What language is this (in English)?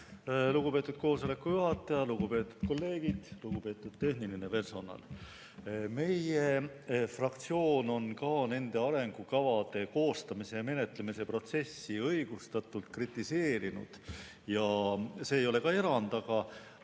Estonian